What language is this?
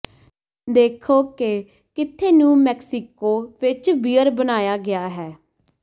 Punjabi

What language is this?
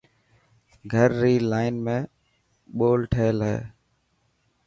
Dhatki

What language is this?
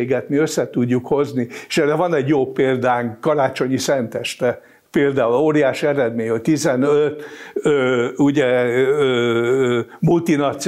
Hungarian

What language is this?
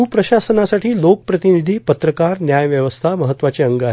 Marathi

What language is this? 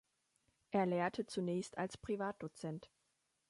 German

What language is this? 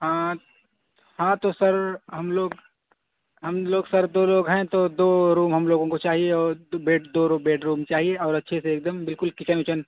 Urdu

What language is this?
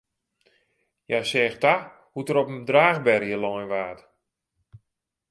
Western Frisian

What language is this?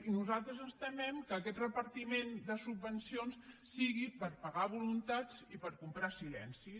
Catalan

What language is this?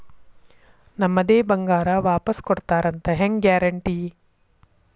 Kannada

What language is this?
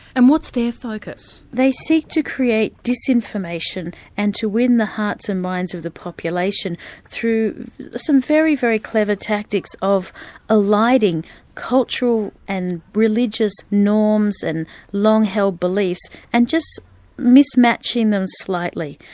English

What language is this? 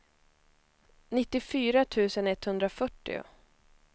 Swedish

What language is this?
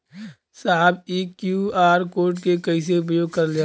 Bhojpuri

